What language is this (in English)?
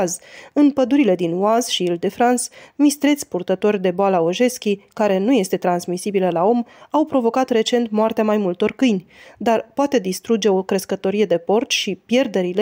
Romanian